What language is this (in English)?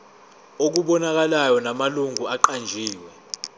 Zulu